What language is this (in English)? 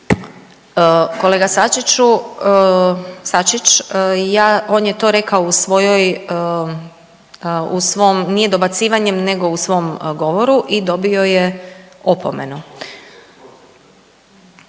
Croatian